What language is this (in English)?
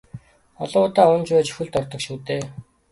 Mongolian